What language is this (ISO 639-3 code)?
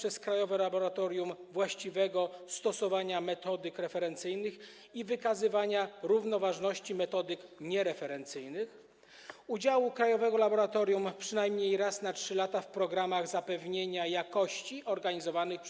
pol